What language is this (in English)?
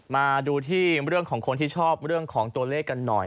Thai